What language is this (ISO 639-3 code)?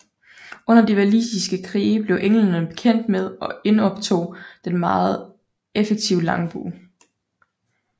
dan